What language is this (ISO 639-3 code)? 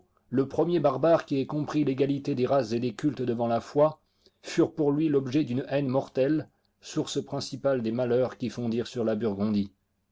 fra